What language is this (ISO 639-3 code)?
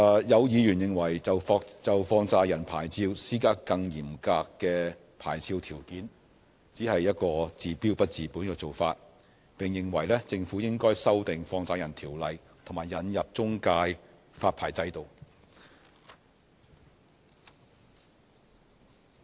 yue